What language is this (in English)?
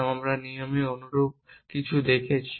Bangla